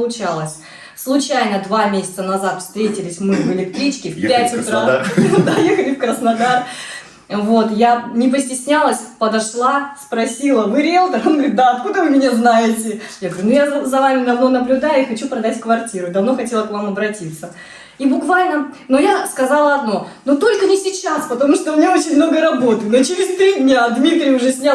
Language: Russian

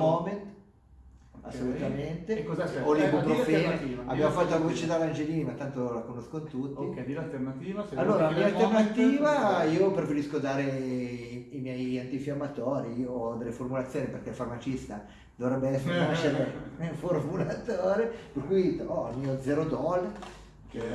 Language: Italian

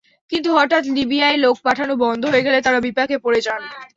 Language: Bangla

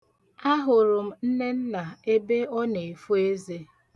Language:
Igbo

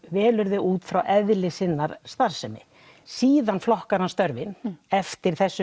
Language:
Icelandic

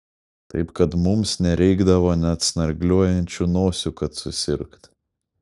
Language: Lithuanian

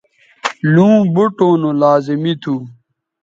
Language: Bateri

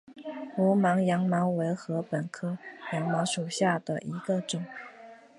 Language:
Chinese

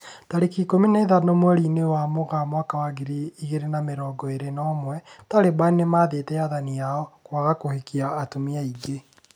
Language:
Kikuyu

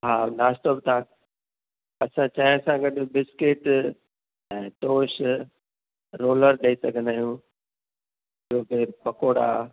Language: Sindhi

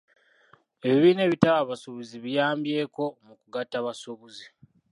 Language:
Ganda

